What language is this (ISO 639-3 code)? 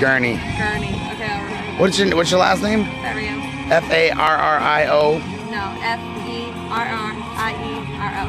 eng